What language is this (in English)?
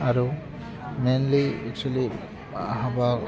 Bodo